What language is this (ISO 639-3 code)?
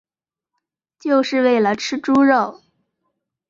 zho